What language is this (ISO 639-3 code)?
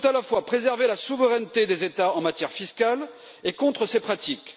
fra